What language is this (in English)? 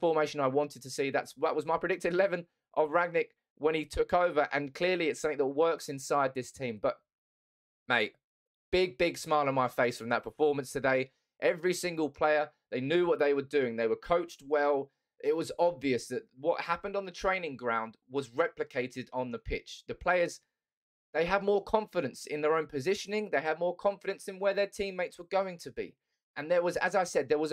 English